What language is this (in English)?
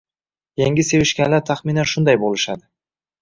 Uzbek